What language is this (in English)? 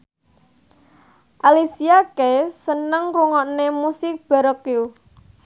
Javanese